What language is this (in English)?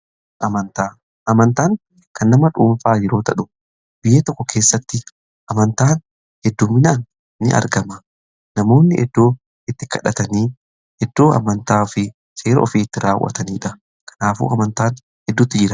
Oromo